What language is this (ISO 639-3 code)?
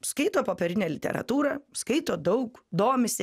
lit